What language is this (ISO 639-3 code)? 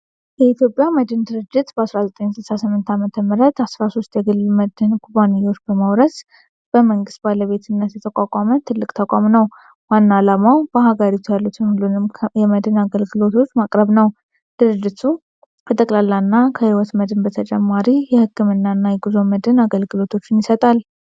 amh